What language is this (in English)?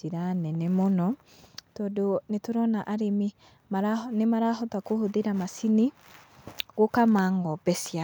Kikuyu